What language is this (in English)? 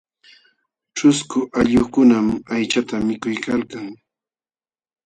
Jauja Wanca Quechua